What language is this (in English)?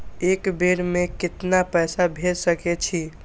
Maithili